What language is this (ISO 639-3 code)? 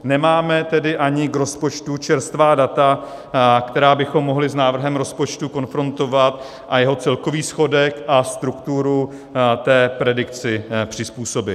ces